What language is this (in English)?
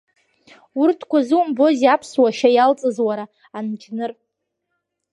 Abkhazian